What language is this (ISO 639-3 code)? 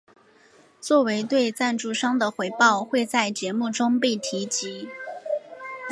zho